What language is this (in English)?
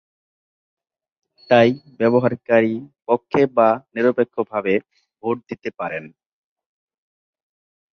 Bangla